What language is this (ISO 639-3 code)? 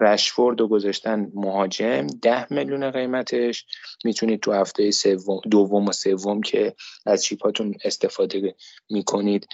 fas